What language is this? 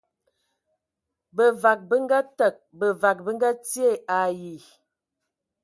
Ewondo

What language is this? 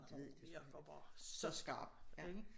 Danish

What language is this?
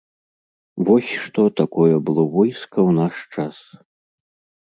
Belarusian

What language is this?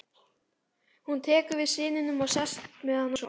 Icelandic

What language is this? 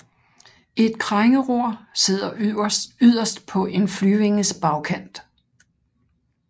Danish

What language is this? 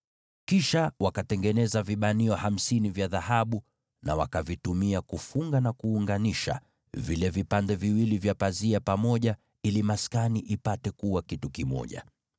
Swahili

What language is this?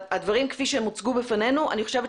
Hebrew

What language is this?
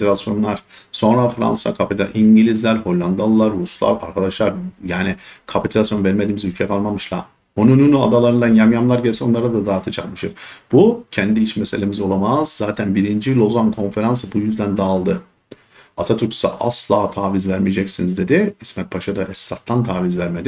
Turkish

